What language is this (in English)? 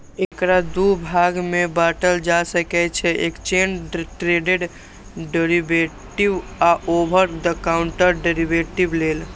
Maithili